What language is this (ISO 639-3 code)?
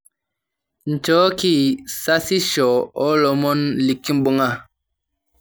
mas